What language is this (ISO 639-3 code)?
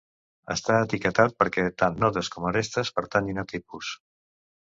cat